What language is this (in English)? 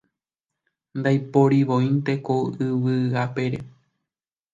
Guarani